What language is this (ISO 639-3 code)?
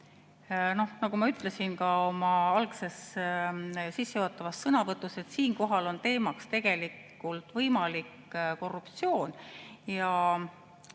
est